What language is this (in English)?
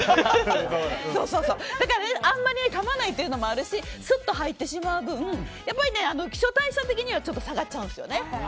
Japanese